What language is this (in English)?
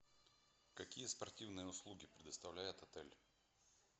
Russian